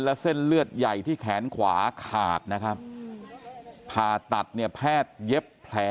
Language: Thai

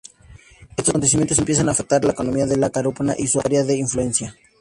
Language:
Spanish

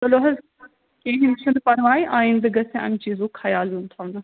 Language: Kashmiri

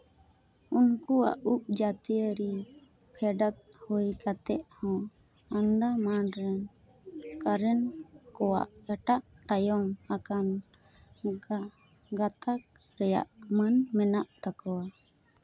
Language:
Santali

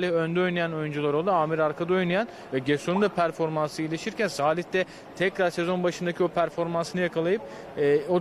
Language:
Turkish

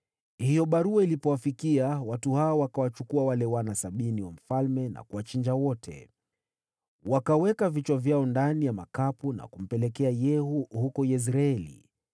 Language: Swahili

